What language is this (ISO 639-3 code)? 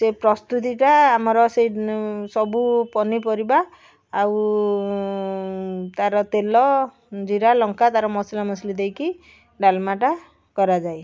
ori